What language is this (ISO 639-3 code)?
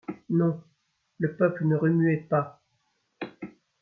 fra